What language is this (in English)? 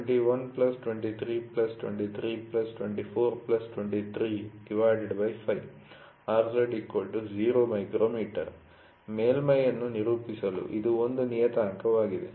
Kannada